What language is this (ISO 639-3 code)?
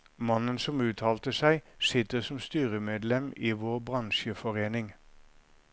nor